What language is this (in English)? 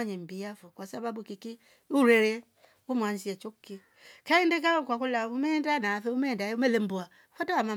Rombo